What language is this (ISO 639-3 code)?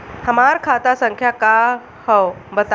bho